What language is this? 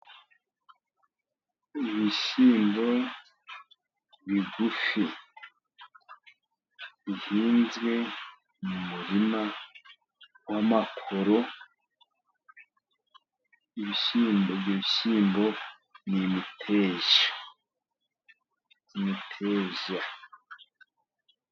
Kinyarwanda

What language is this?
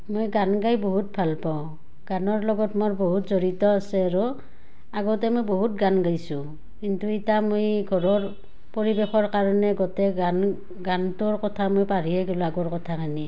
Assamese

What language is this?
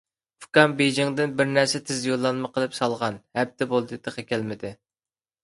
Uyghur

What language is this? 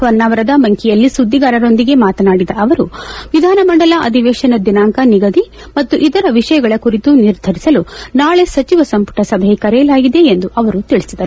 Kannada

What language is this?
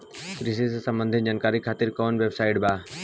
Bhojpuri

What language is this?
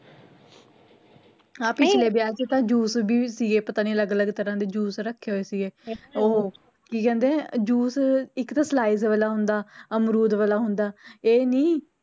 Punjabi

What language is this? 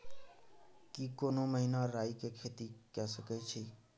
Maithili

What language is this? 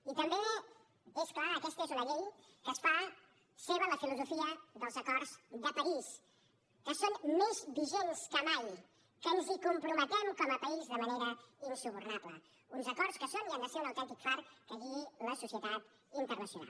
Catalan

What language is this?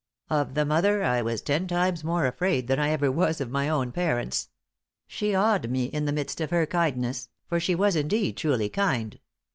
English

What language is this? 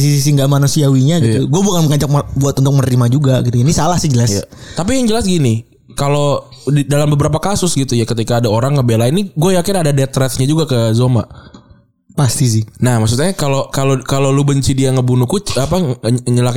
Indonesian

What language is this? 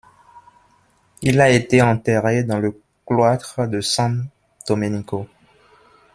French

